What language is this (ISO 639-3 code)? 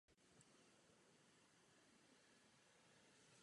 ces